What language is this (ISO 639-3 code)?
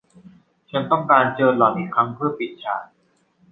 tha